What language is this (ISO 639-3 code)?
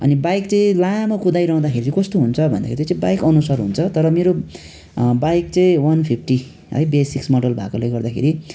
nep